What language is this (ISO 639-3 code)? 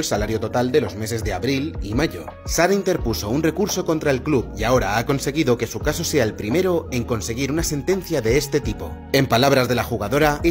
spa